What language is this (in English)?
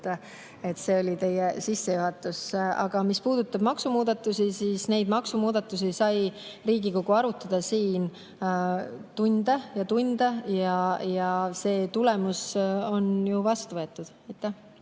Estonian